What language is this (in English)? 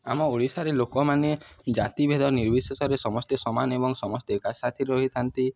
Odia